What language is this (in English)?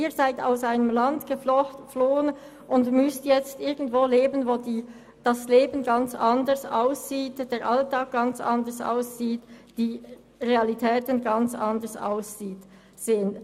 Swiss German